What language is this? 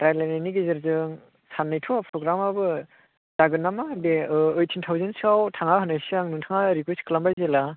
Bodo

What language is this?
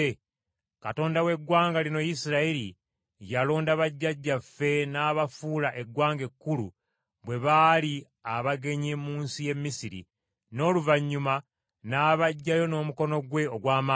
Ganda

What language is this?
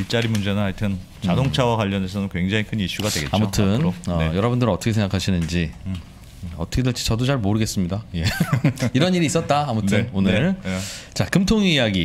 Korean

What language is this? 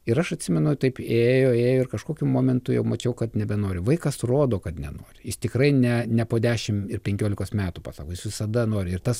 Lithuanian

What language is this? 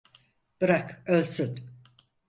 Turkish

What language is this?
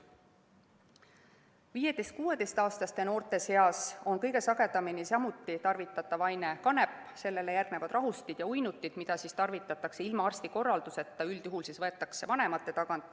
Estonian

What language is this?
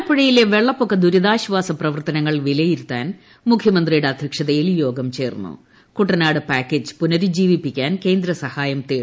Malayalam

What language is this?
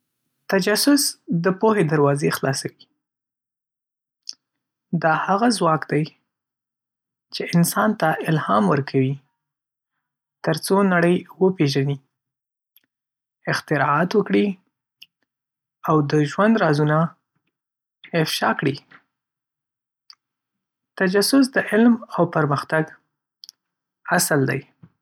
Pashto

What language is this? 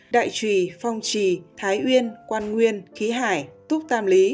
Vietnamese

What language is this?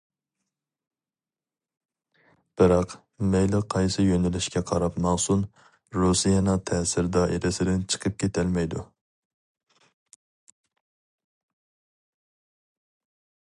Uyghur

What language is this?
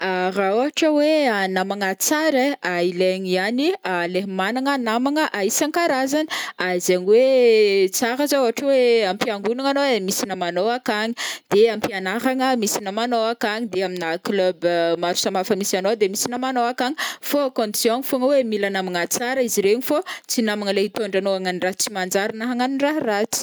Northern Betsimisaraka Malagasy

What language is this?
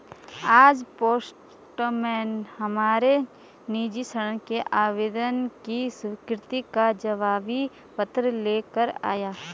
Hindi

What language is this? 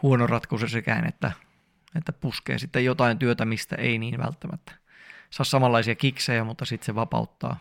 Finnish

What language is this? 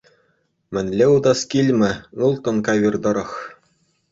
Chuvash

